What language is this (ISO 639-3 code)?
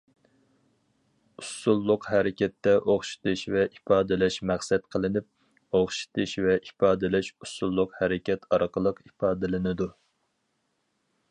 uig